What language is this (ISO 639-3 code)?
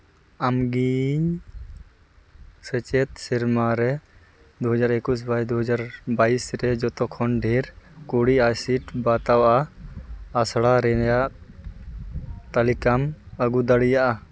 sat